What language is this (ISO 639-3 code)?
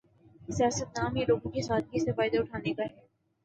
urd